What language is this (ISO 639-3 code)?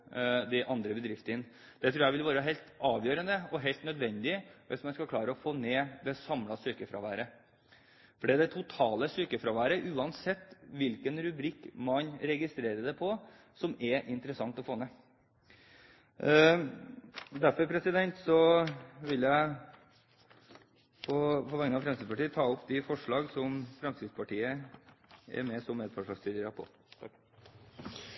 nob